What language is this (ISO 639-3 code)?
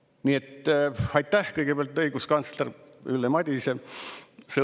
est